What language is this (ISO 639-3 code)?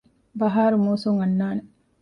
div